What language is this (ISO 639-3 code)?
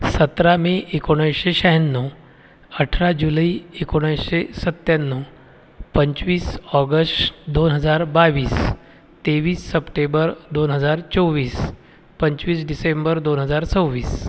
mar